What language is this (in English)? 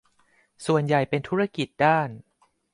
Thai